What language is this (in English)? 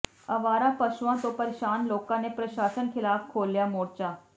Punjabi